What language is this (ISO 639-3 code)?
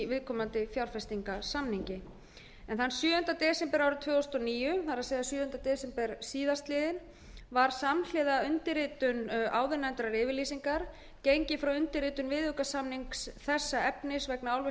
isl